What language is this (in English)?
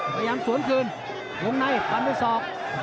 Thai